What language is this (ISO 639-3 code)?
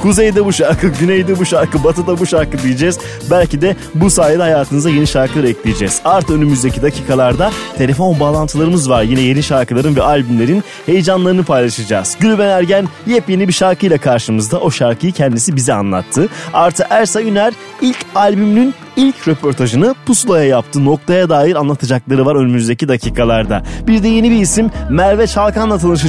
tur